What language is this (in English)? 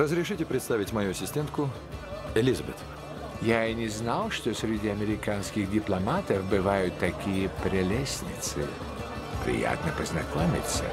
Russian